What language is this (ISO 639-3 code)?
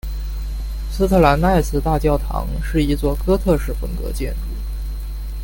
zho